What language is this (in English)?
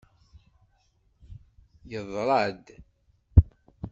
Kabyle